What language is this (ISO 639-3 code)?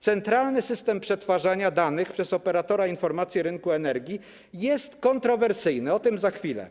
pol